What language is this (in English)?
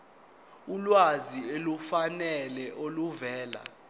Zulu